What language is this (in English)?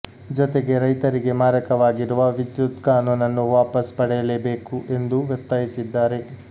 Kannada